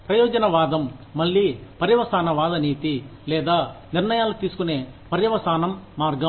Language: Telugu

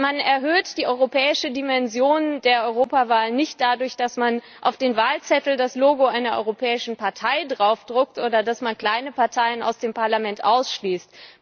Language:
German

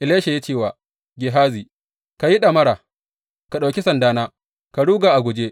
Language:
Hausa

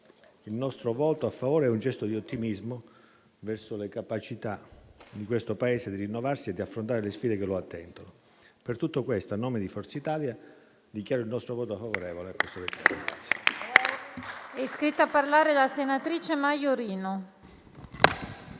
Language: Italian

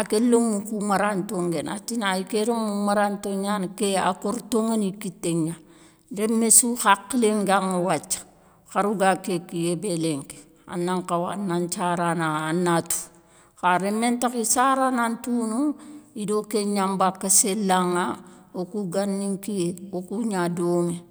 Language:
Soninke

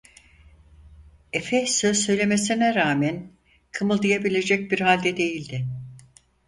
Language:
Turkish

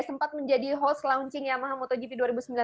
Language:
Indonesian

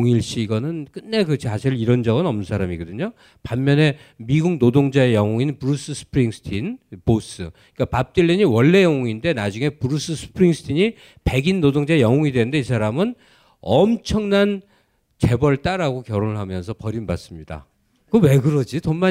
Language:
Korean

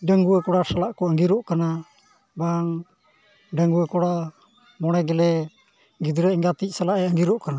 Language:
Santali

